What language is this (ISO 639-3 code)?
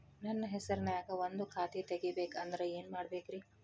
kan